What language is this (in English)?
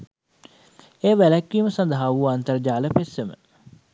Sinhala